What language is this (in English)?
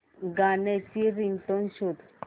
Marathi